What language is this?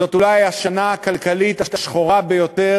Hebrew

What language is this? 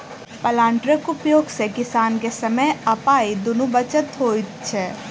Maithili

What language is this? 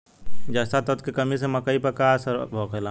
Bhojpuri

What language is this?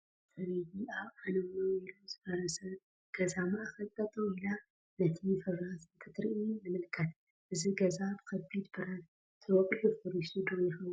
Tigrinya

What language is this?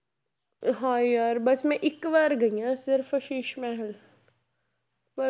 Punjabi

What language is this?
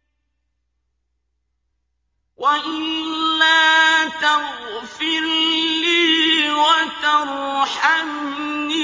Arabic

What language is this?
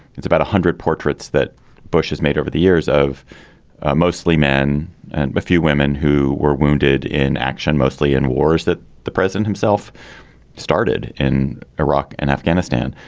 English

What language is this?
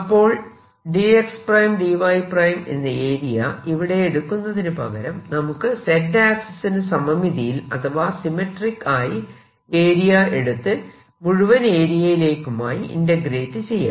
Malayalam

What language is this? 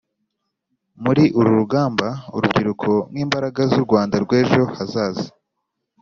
Kinyarwanda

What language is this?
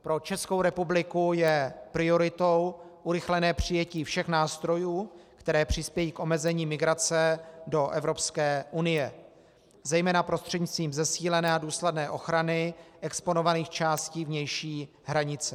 Czech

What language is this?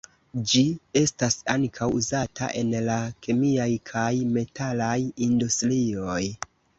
Esperanto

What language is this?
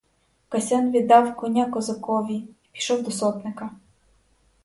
Ukrainian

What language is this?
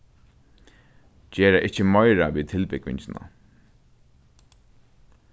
Faroese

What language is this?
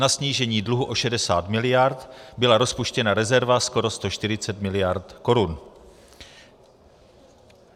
Czech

